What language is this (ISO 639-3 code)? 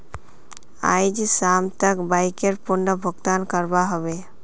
mag